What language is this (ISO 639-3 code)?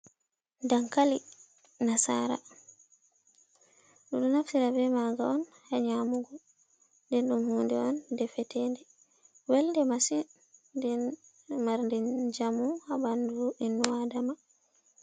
ful